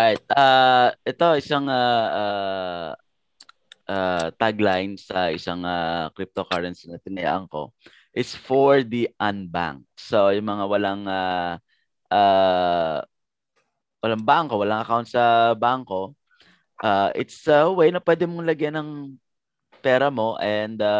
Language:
Filipino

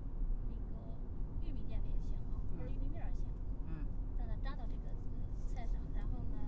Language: Chinese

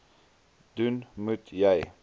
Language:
Afrikaans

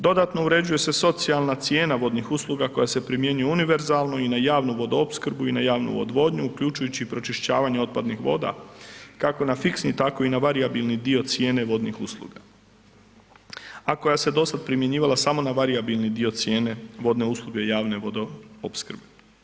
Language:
Croatian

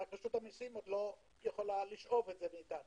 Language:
Hebrew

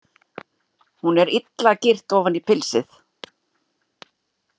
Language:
Icelandic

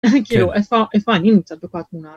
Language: Hebrew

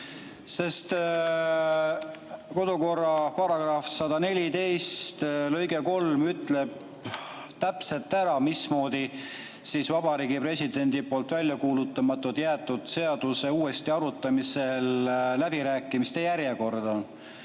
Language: Estonian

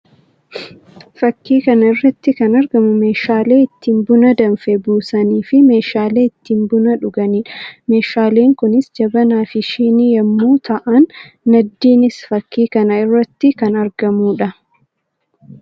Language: Oromo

